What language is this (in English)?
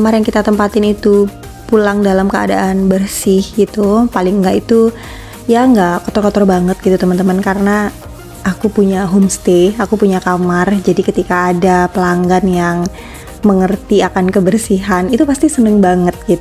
Indonesian